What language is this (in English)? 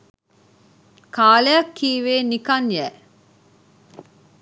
Sinhala